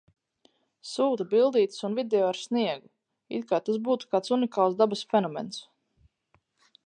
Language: Latvian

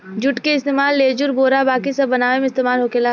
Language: Bhojpuri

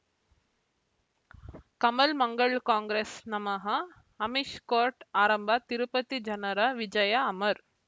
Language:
Kannada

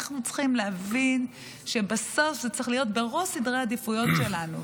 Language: Hebrew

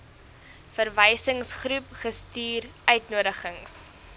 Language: Afrikaans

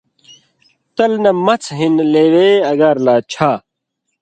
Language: Indus Kohistani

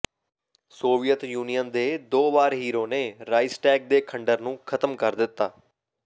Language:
Punjabi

